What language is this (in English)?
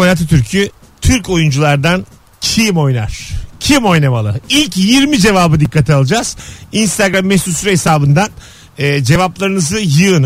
Turkish